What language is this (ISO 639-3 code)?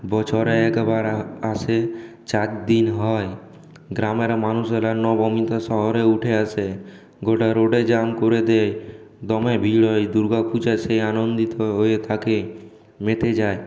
ben